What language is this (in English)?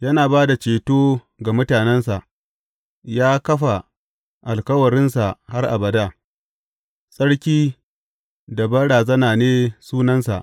Hausa